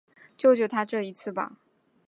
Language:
Chinese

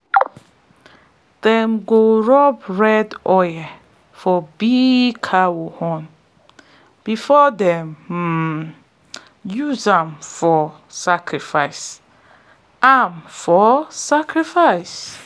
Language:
Nigerian Pidgin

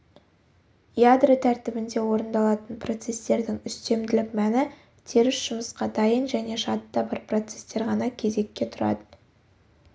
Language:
Kazakh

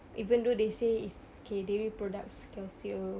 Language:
English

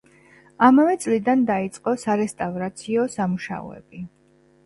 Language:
Georgian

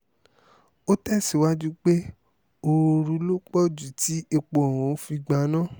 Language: Yoruba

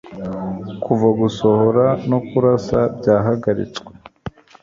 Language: Kinyarwanda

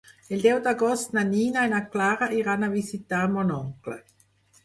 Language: Catalan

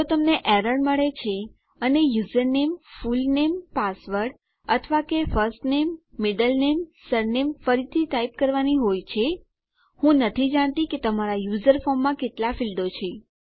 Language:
Gujarati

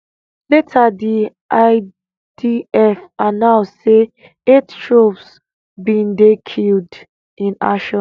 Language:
Nigerian Pidgin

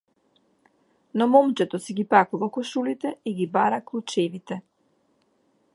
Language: Macedonian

